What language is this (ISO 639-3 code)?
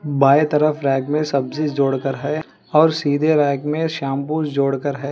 hin